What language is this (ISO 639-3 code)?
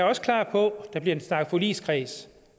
dan